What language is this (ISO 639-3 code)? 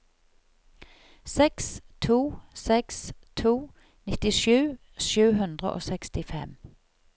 nor